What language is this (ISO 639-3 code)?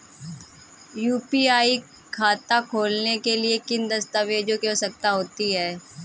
hin